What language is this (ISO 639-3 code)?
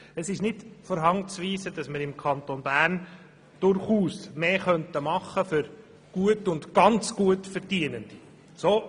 gsw